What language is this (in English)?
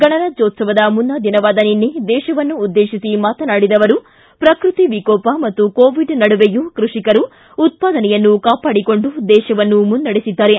Kannada